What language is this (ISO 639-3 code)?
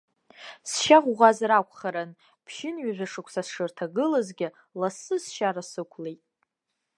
abk